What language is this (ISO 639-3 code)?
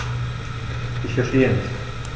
deu